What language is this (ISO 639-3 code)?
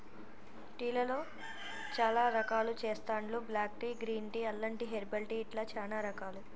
tel